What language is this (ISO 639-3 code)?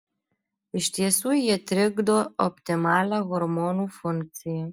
lit